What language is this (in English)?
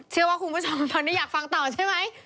Thai